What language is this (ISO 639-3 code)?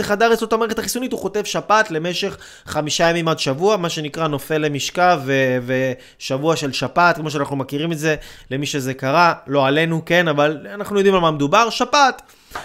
heb